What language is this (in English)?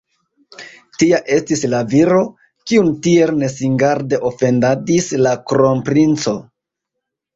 Esperanto